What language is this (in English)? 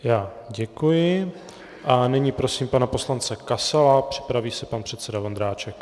Czech